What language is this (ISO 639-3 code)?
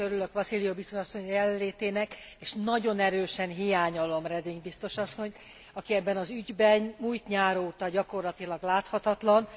hun